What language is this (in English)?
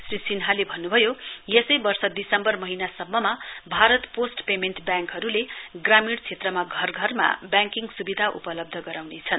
Nepali